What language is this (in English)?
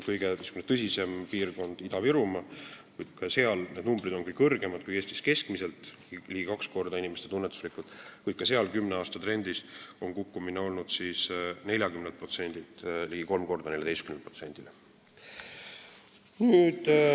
Estonian